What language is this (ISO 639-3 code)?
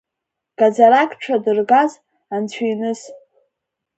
abk